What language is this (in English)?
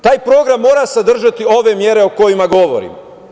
Serbian